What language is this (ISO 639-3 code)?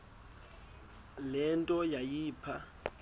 xho